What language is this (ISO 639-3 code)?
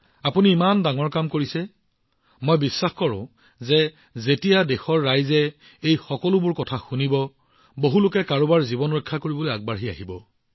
asm